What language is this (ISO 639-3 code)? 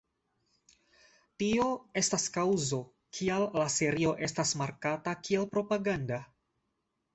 epo